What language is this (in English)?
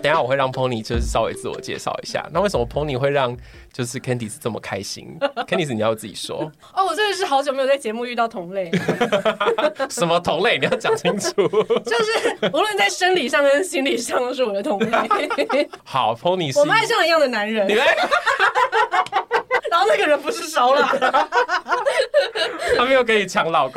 Chinese